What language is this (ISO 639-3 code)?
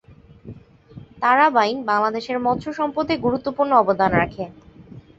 ben